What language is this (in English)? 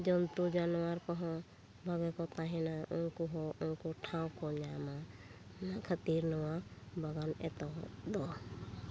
Santali